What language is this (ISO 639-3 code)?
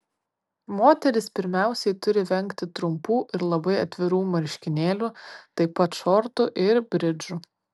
lit